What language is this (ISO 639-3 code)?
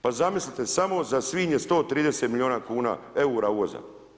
hrv